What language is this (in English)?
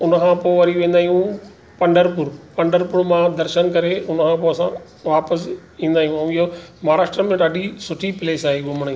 Sindhi